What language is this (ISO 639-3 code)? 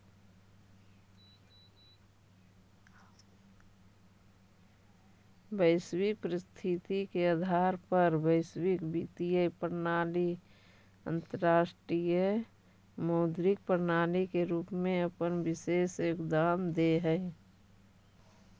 mag